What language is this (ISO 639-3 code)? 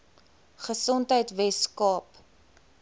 afr